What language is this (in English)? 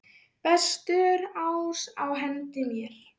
Icelandic